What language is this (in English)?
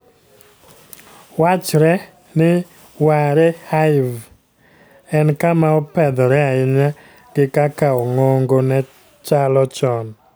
Luo (Kenya and Tanzania)